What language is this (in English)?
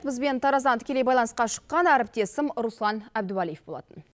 Kazakh